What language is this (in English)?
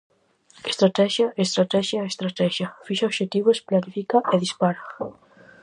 Galician